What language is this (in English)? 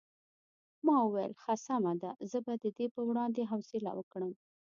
Pashto